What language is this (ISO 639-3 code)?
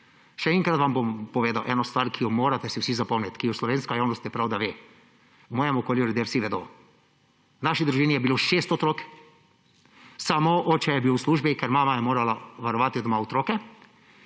slv